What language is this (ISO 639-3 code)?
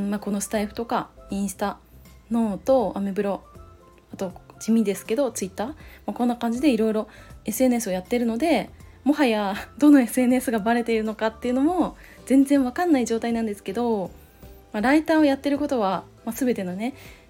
jpn